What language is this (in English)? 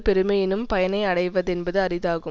Tamil